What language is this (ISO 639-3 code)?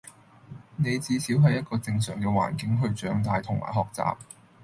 yue